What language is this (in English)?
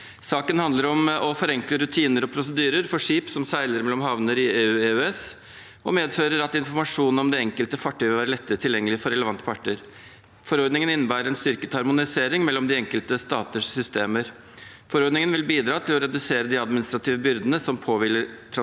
Norwegian